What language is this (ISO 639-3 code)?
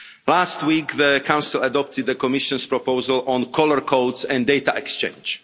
eng